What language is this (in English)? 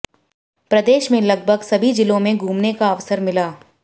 Hindi